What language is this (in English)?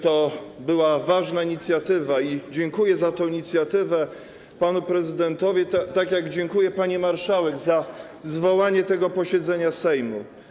Polish